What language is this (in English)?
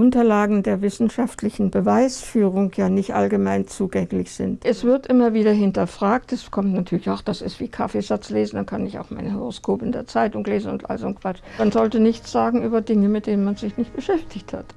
German